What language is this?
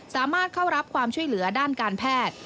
Thai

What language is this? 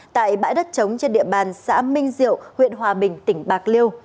Vietnamese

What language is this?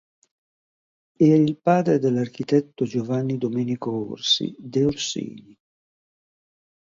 Italian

